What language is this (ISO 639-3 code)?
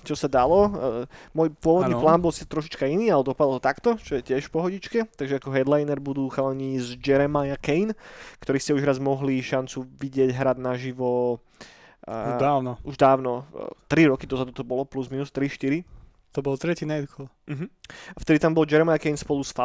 slk